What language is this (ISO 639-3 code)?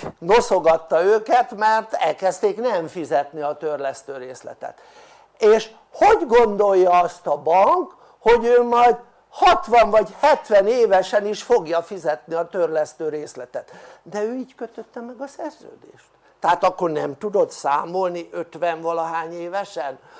hun